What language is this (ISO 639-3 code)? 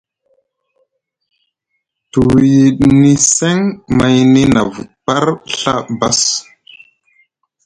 mug